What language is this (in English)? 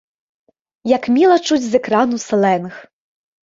Belarusian